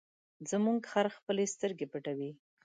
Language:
Pashto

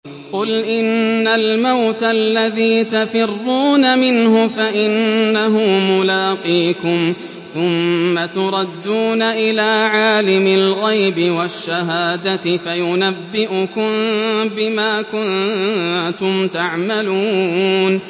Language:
Arabic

